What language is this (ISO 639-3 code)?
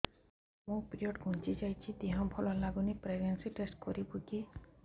ori